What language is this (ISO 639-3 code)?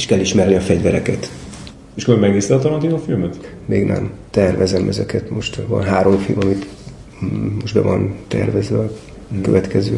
hun